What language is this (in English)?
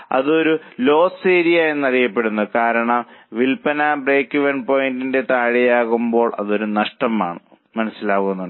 Malayalam